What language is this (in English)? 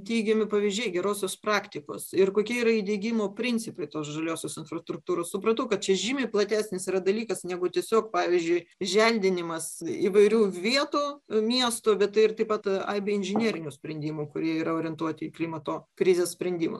Lithuanian